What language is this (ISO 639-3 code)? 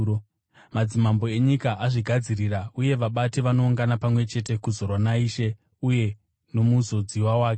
sna